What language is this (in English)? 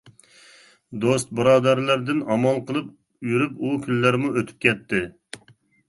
Uyghur